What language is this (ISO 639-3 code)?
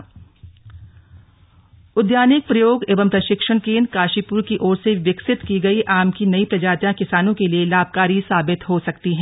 hin